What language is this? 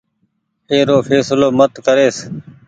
Goaria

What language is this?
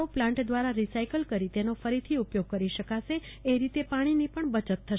Gujarati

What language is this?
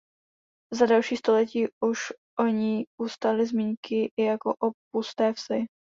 Czech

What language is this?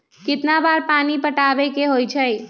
Magahi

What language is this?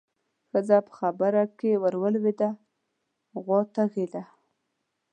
Pashto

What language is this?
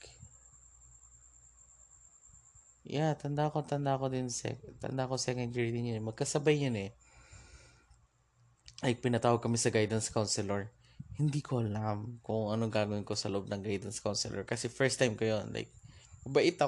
Filipino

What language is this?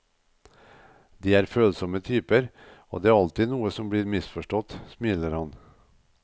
Norwegian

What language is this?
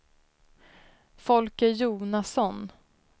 Swedish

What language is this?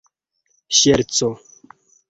Esperanto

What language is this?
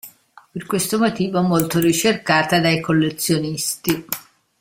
Italian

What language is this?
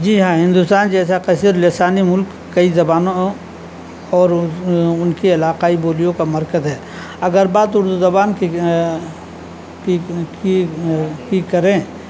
Urdu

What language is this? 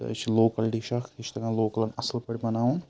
Kashmiri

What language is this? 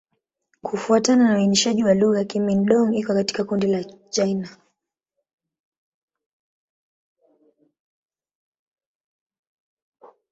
Swahili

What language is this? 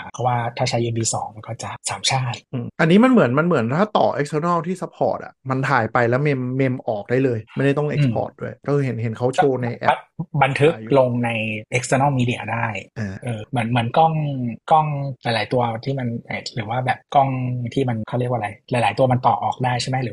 Thai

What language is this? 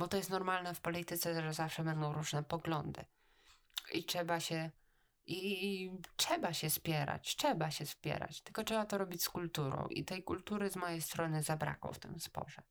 Polish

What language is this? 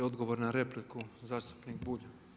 Croatian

